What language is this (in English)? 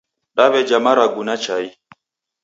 Taita